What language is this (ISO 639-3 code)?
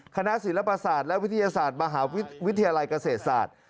tha